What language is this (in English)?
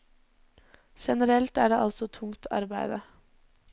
Norwegian